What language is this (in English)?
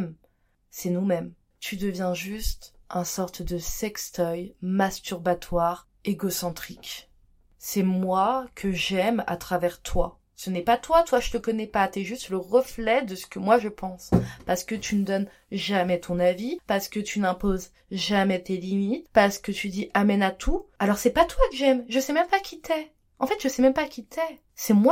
French